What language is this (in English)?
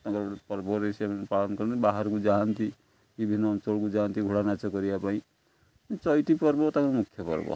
Odia